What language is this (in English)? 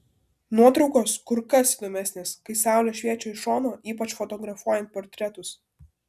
Lithuanian